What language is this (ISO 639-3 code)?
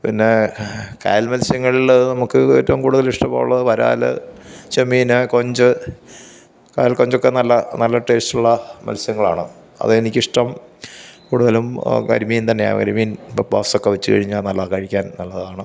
mal